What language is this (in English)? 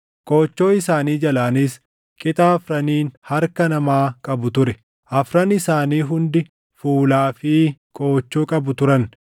Oromo